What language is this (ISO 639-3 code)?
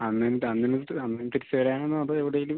mal